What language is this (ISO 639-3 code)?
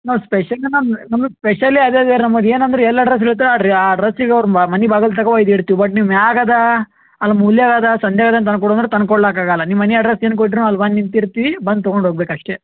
kan